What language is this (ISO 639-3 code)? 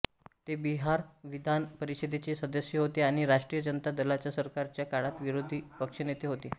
mar